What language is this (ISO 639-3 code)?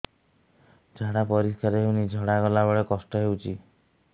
ori